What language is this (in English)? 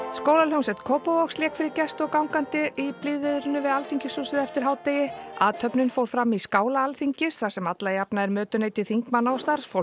Icelandic